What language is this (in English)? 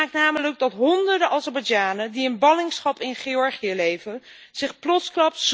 Dutch